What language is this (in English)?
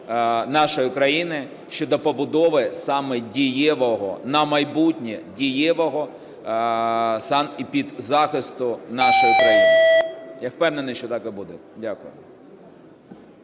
Ukrainian